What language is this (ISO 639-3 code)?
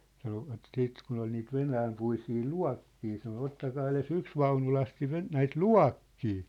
fin